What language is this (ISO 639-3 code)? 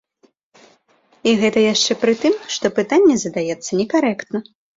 bel